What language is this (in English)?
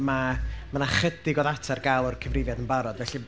Welsh